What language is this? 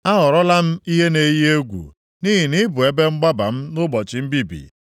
Igbo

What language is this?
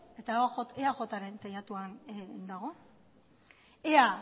Basque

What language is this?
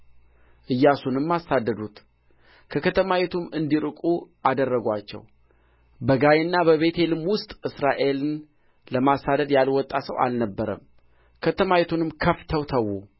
Amharic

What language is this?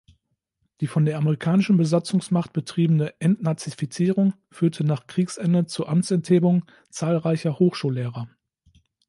German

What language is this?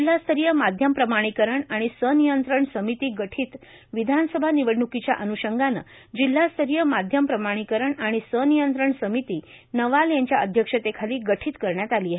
Marathi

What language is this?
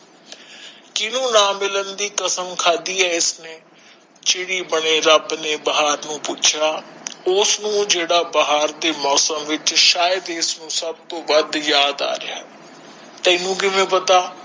Punjabi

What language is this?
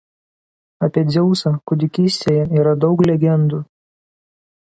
Lithuanian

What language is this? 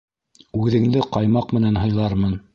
Bashkir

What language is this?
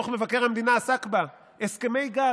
Hebrew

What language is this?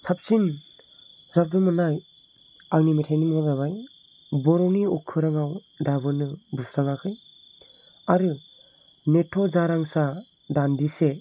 Bodo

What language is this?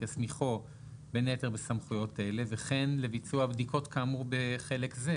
Hebrew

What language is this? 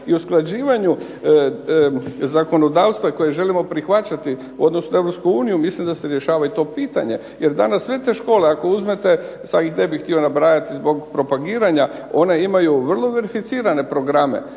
Croatian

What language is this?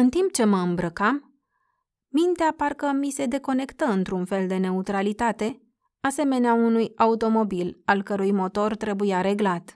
Romanian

